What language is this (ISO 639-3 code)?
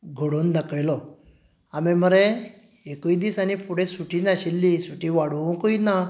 kok